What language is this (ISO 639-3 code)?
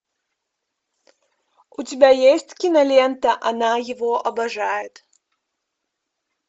rus